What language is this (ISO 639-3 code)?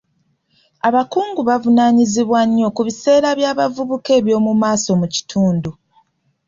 lug